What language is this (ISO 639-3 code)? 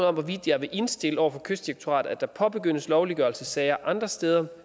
dan